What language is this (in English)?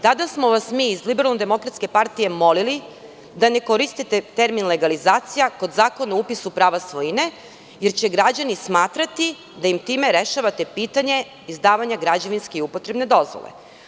Serbian